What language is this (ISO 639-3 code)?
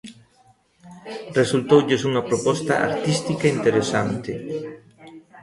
glg